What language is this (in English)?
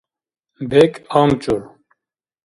Dargwa